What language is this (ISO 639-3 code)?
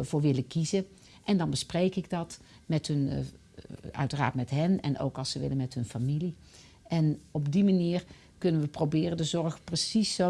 nld